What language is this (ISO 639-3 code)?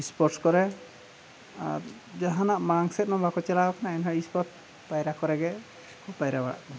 sat